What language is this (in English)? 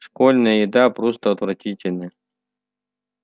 Russian